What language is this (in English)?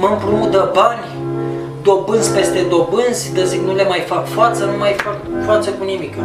Romanian